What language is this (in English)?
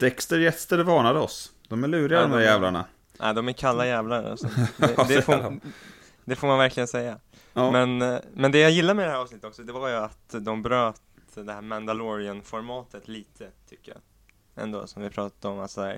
Swedish